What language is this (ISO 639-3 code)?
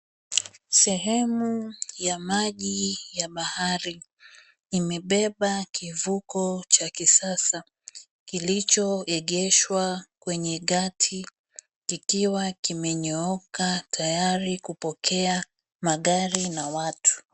swa